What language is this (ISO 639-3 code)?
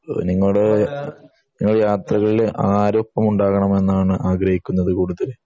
mal